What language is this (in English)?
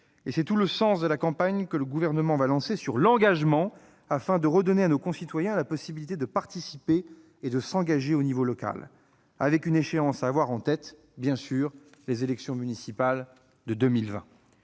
French